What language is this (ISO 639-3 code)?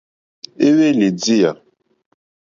bri